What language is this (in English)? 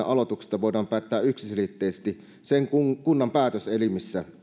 Finnish